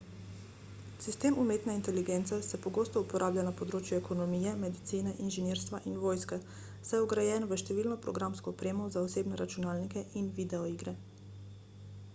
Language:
Slovenian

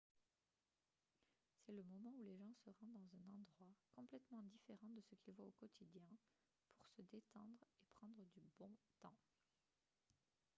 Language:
French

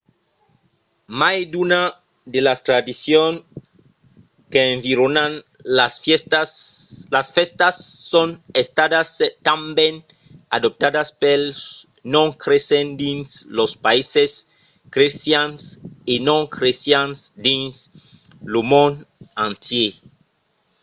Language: Occitan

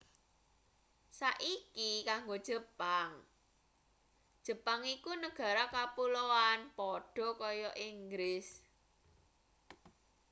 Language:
Javanese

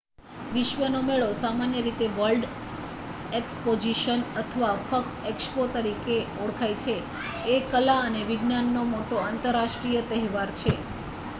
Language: Gujarati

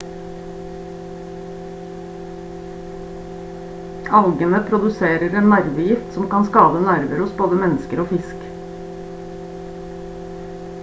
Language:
Norwegian Bokmål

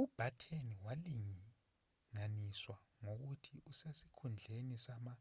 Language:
Zulu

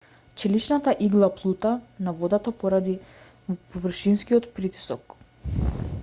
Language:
Macedonian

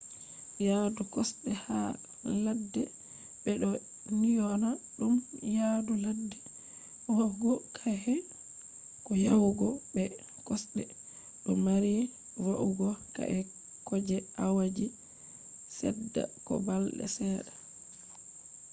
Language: Fula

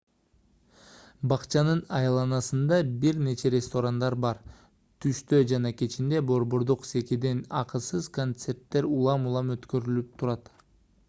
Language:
Kyrgyz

